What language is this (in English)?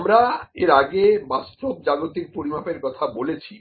Bangla